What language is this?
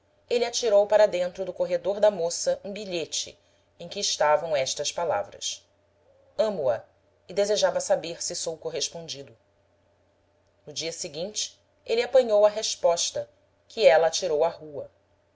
Portuguese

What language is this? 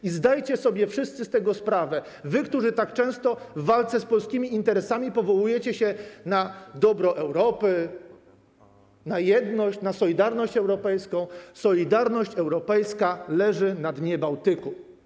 Polish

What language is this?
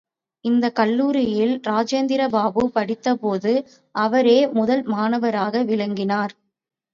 Tamil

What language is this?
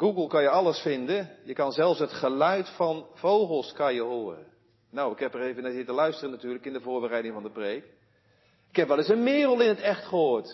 Dutch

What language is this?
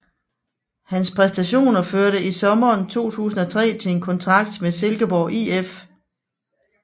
Danish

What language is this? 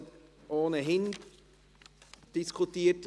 Swiss German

